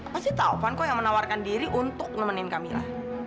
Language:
Indonesian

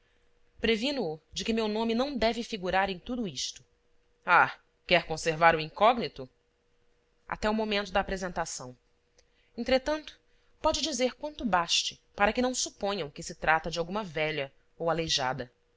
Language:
Portuguese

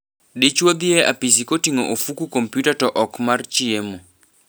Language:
Luo (Kenya and Tanzania)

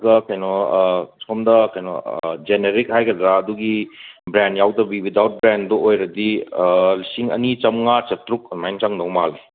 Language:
Manipuri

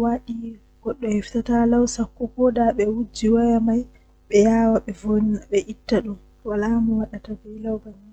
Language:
Western Niger Fulfulde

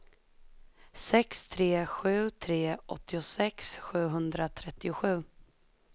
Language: Swedish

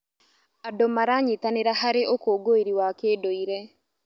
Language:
Kikuyu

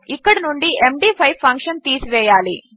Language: Telugu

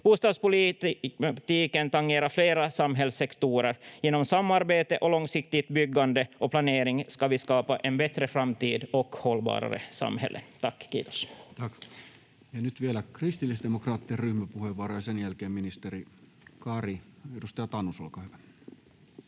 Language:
Finnish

